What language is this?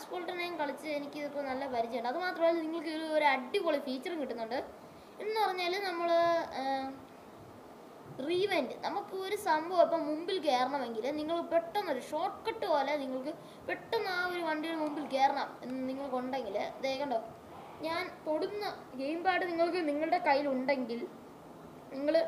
Turkish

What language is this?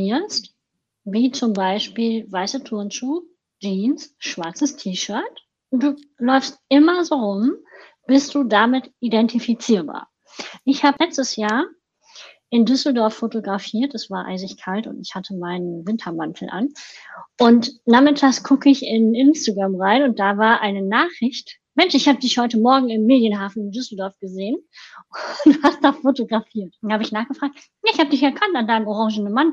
German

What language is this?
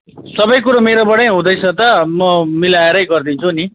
Nepali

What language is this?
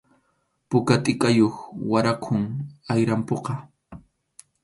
Arequipa-La Unión Quechua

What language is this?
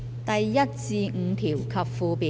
Cantonese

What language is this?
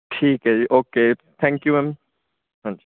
Punjabi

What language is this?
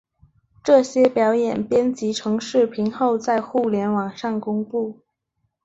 Chinese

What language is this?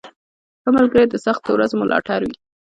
Pashto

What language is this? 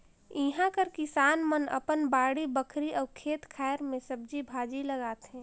Chhattisgarhi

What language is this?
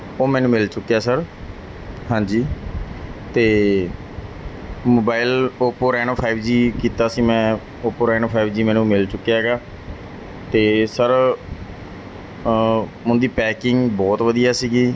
Punjabi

